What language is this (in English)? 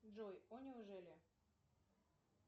Russian